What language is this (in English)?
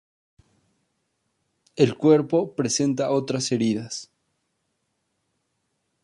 Spanish